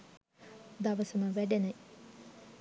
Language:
Sinhala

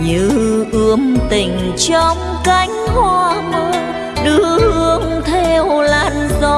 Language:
Vietnamese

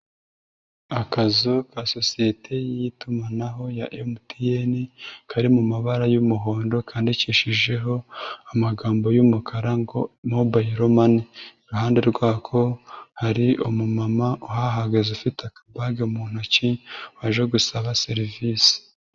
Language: Kinyarwanda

